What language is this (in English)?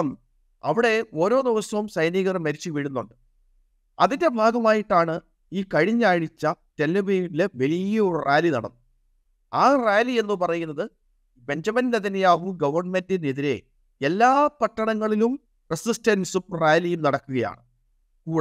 Malayalam